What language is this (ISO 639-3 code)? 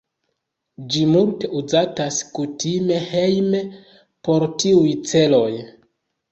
epo